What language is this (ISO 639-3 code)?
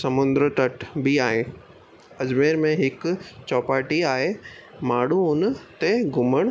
snd